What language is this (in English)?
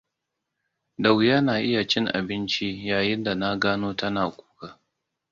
Hausa